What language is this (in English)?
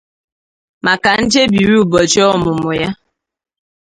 Igbo